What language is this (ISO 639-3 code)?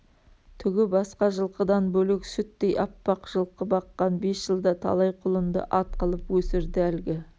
kaz